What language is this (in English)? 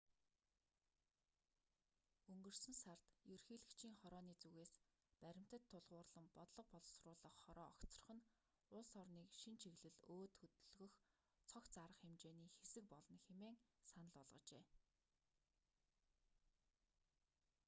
Mongolian